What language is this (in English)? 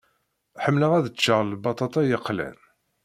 Kabyle